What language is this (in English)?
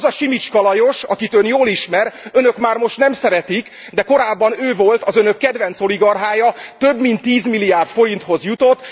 Hungarian